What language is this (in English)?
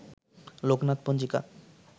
Bangla